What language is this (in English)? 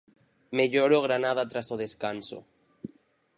Galician